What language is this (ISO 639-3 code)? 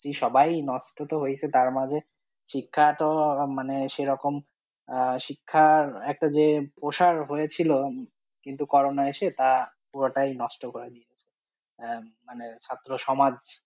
ben